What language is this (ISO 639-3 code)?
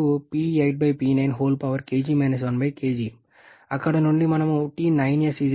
tel